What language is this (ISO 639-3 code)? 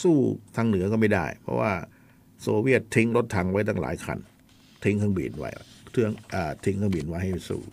tha